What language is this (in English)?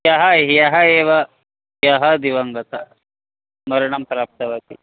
Sanskrit